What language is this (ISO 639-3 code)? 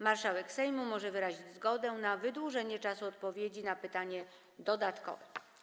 pol